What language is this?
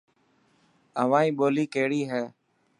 Dhatki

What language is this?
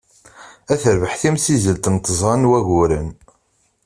Kabyle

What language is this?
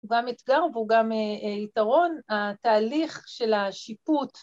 Hebrew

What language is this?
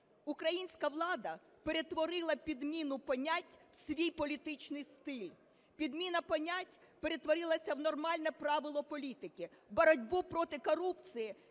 Ukrainian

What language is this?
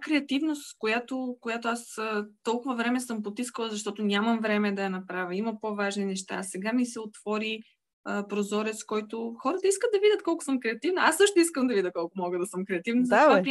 Bulgarian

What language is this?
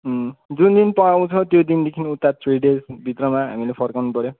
Nepali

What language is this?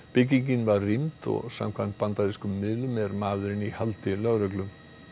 Icelandic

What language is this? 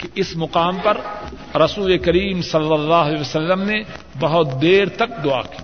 Urdu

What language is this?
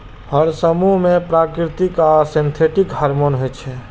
Maithili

